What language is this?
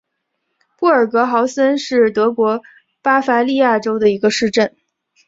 Chinese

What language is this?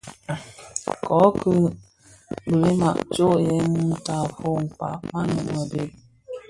Bafia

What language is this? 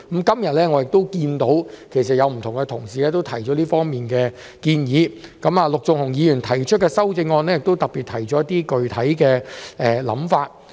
Cantonese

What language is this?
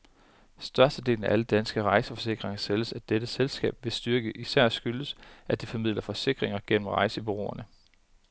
Danish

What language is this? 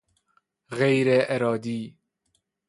Persian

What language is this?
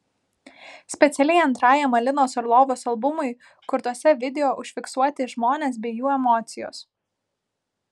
Lithuanian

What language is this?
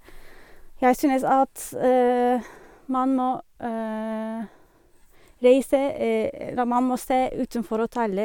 Norwegian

